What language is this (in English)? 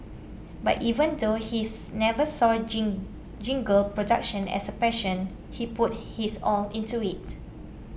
English